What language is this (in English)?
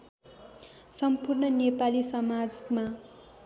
Nepali